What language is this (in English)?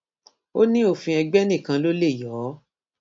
Yoruba